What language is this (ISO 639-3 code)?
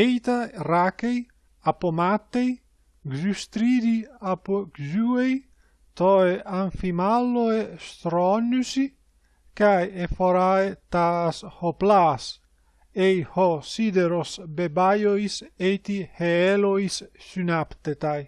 ell